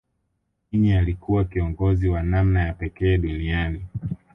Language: Swahili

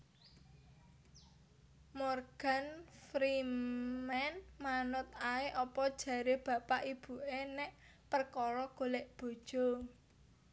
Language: Javanese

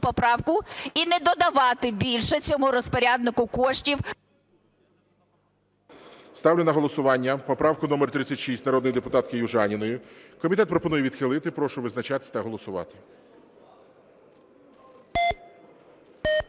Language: Ukrainian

